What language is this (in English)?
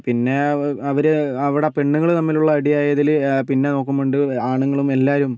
Malayalam